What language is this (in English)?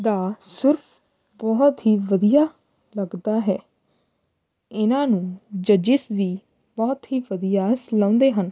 Punjabi